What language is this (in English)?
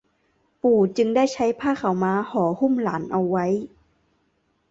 Thai